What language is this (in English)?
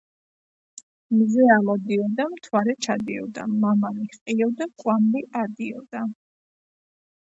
Georgian